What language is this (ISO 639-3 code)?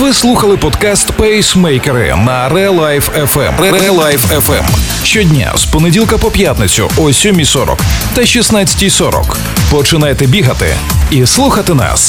ukr